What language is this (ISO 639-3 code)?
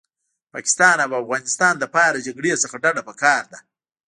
pus